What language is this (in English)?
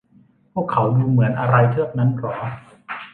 Thai